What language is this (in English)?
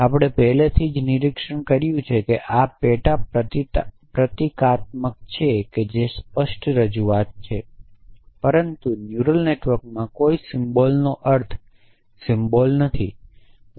Gujarati